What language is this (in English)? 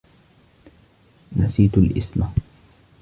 Arabic